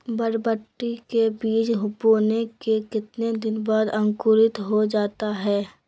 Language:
Magahi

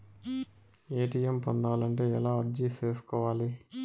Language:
Telugu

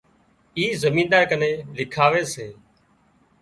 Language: Wadiyara Koli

